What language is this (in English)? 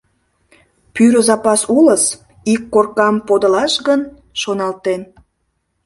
Mari